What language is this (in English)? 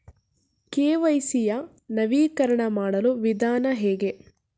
Kannada